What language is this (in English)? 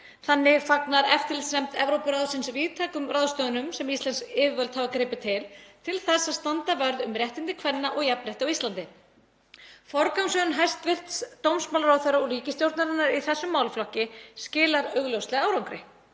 Icelandic